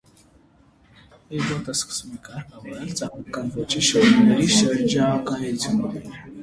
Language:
Armenian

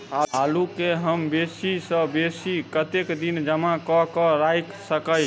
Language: Maithili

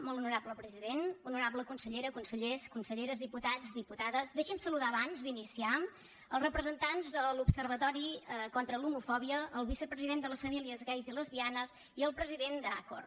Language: Catalan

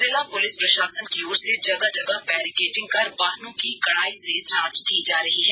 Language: Hindi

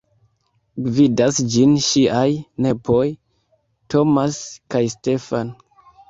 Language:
Esperanto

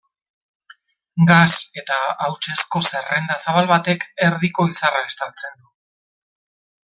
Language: Basque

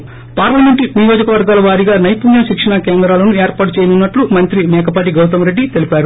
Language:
Telugu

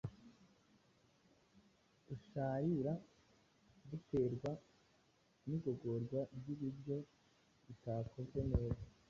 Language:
Kinyarwanda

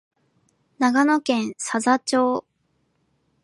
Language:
Japanese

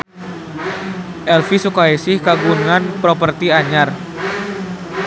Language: Sundanese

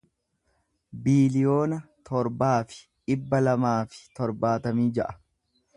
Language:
Oromo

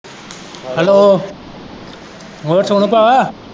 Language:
Punjabi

